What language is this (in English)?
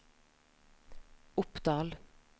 Norwegian